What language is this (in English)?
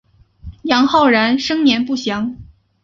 Chinese